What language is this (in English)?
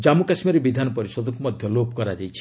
Odia